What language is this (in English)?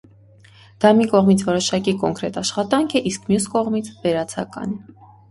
Armenian